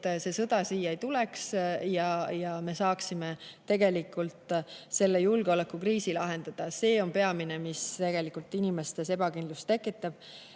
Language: Estonian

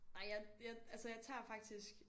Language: Danish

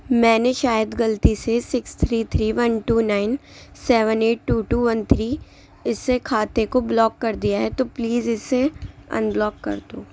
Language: Urdu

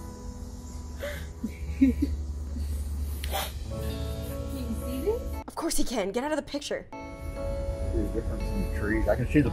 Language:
English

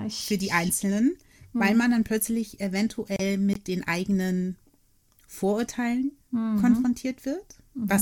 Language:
German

